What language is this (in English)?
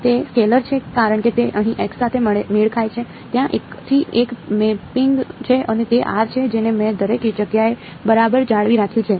Gujarati